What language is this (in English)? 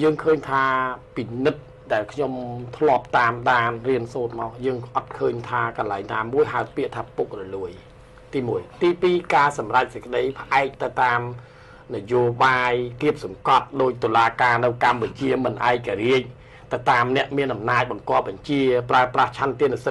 Thai